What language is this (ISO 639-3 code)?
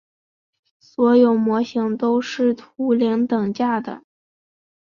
zho